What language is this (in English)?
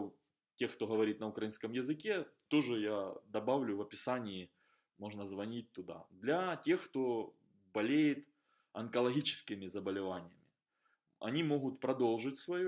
Russian